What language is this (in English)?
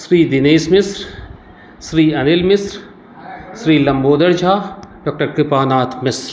Maithili